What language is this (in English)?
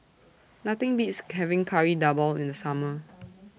English